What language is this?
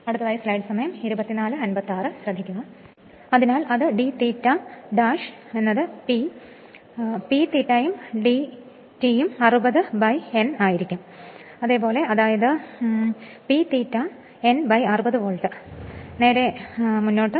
Malayalam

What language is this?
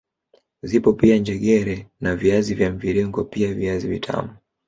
Swahili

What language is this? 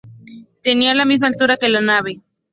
Spanish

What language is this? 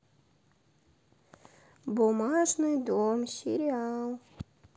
Russian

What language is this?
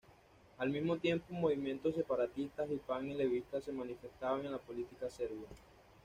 Spanish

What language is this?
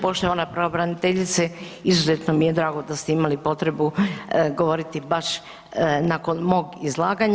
Croatian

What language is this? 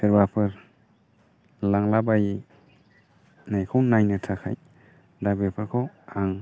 Bodo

